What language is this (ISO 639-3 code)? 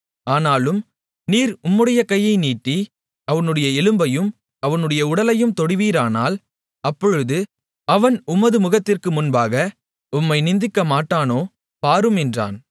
tam